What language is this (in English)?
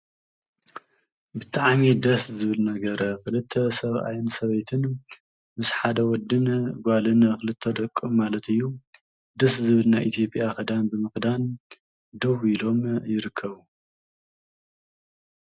Tigrinya